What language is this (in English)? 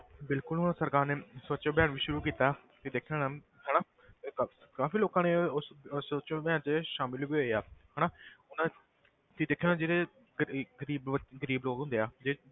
Punjabi